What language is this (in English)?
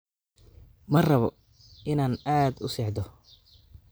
Somali